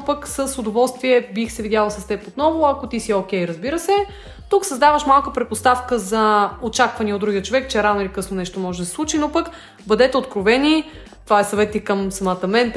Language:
Bulgarian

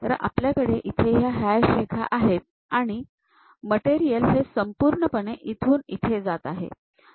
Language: Marathi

